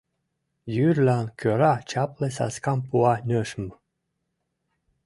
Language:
Mari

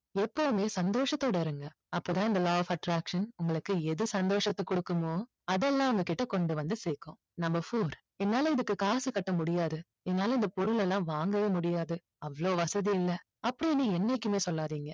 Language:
Tamil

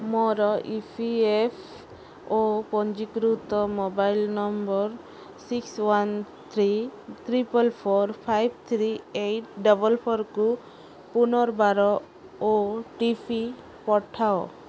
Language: Odia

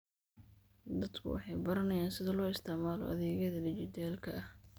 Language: Somali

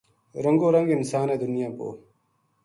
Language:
Gujari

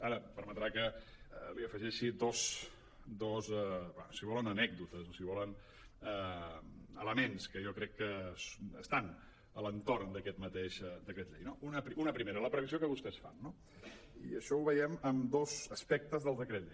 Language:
Catalan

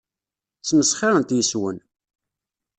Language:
Kabyle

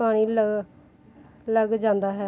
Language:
Punjabi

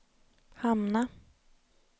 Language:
Swedish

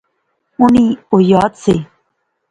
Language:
Pahari-Potwari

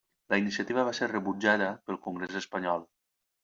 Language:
Catalan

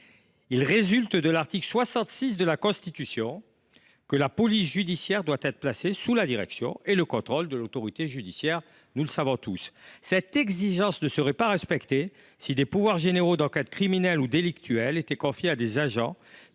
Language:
French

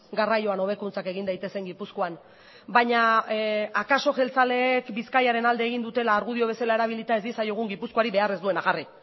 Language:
Basque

